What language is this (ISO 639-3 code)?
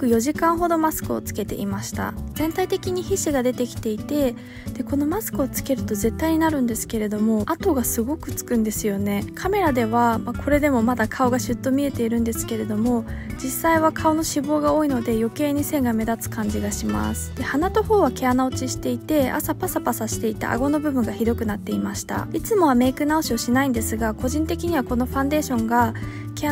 jpn